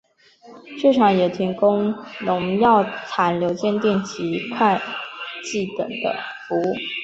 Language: Chinese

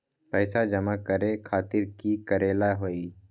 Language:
Magahi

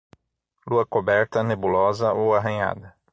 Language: Portuguese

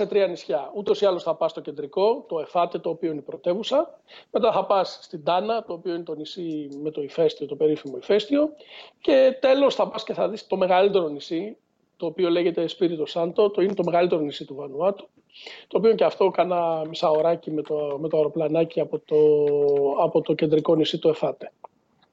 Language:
Greek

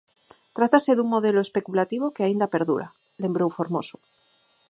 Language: Galician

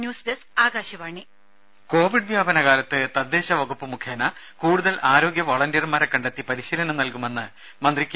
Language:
Malayalam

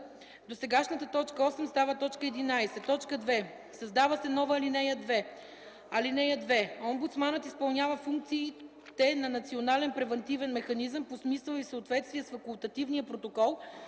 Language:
Bulgarian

